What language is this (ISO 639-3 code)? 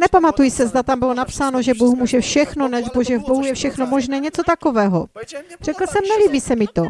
ces